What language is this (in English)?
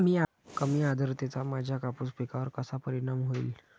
Marathi